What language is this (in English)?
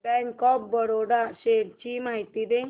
Marathi